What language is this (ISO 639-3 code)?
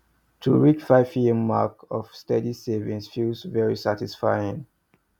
pcm